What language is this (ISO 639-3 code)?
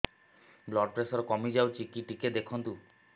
ori